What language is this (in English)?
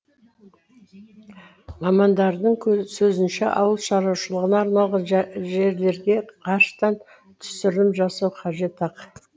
Kazakh